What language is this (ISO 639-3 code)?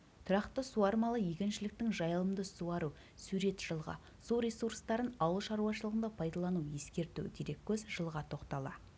kaz